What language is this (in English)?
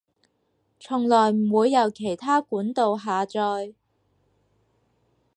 Cantonese